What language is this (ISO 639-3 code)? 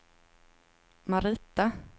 swe